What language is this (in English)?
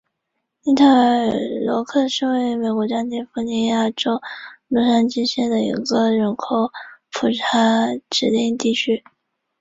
Chinese